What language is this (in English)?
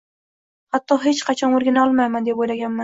Uzbek